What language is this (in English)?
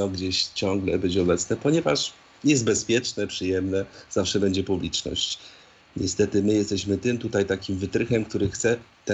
Polish